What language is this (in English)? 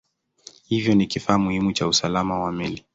Swahili